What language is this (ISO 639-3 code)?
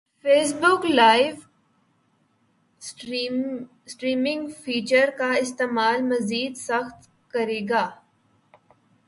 urd